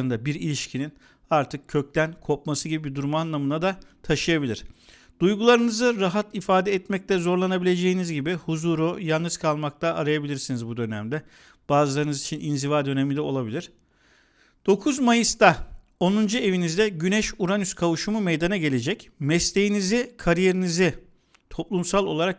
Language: Turkish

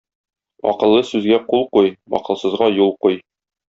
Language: Tatar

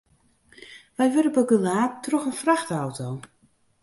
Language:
Western Frisian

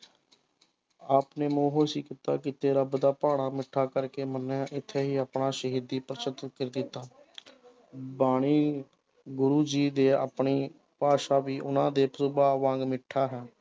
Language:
Punjabi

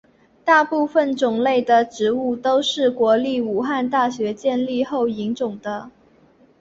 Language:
Chinese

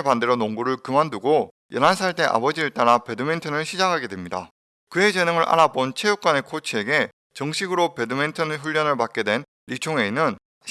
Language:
Korean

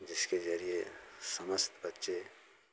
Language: Hindi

